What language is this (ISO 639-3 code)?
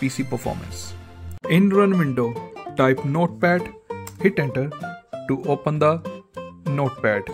eng